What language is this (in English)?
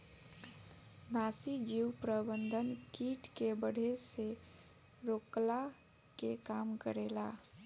Bhojpuri